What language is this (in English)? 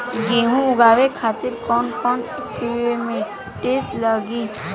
Bhojpuri